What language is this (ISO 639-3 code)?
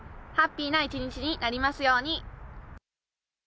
jpn